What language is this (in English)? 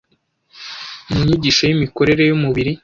Kinyarwanda